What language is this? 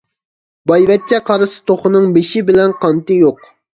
Uyghur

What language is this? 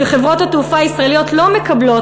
Hebrew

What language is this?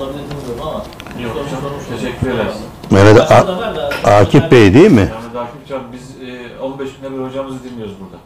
Turkish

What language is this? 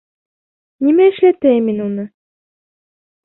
Bashkir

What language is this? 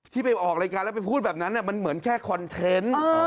Thai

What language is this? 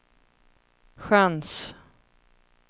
Swedish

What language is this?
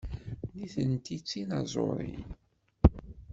Kabyle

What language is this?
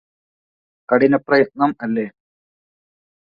Malayalam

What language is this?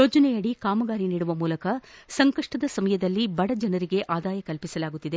Kannada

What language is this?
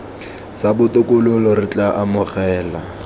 Tswana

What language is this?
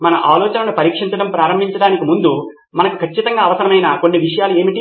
Telugu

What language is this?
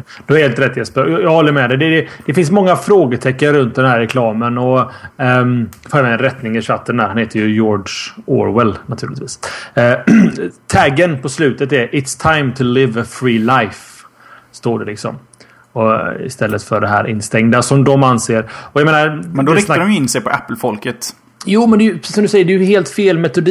Swedish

